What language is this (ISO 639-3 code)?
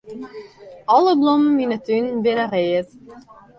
fry